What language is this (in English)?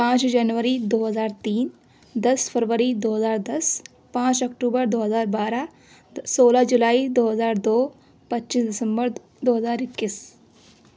Urdu